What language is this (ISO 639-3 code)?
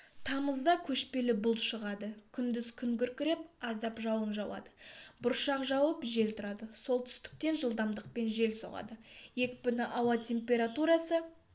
kaz